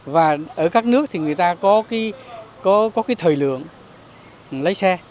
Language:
Vietnamese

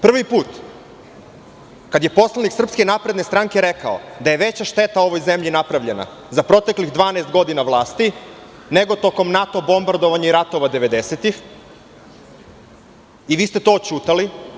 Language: Serbian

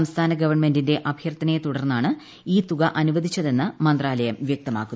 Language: Malayalam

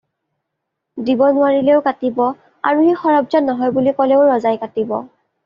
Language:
Assamese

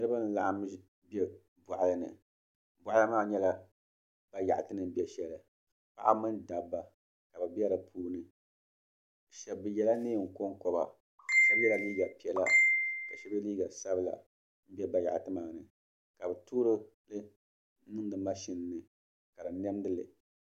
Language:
Dagbani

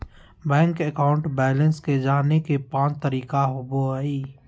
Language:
Magahi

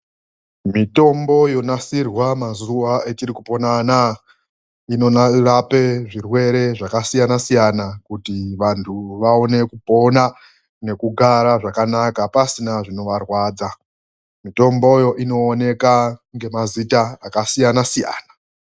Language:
Ndau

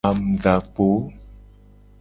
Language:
Gen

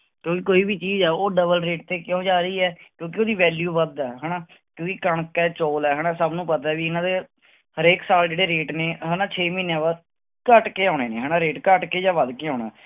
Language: Punjabi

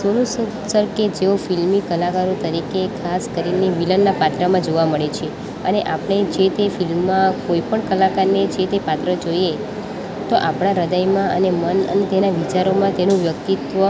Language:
Gujarati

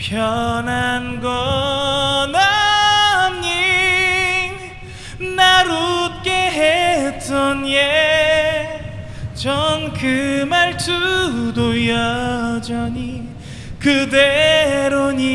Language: Korean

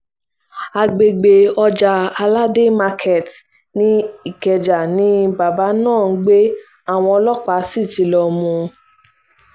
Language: Yoruba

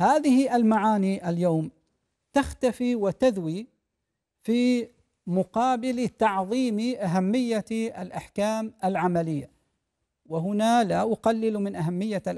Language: Arabic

